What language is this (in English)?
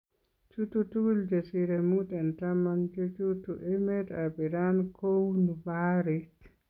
Kalenjin